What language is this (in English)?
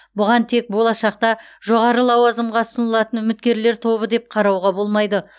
Kazakh